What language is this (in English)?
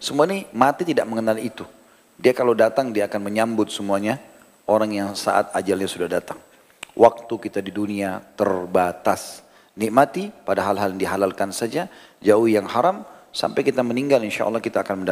Indonesian